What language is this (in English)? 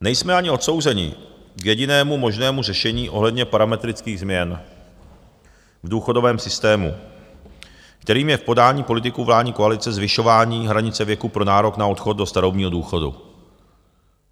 Czech